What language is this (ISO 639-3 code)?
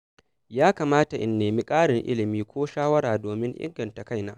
hau